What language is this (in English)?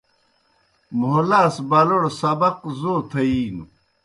Kohistani Shina